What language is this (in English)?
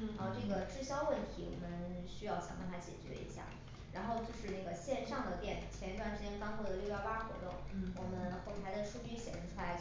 Chinese